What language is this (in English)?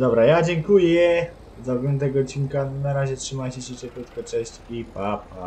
Polish